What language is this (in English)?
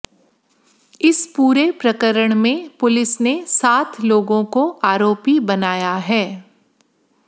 Hindi